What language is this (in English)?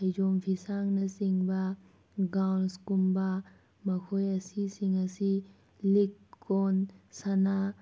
Manipuri